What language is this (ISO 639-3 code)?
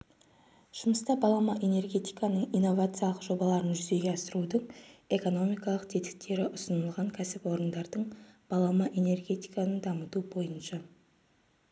kaz